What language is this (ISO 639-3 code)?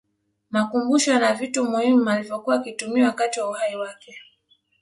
swa